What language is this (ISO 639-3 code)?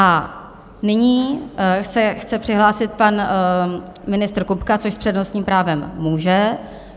ces